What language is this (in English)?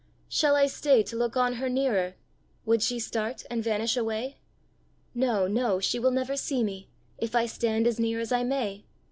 English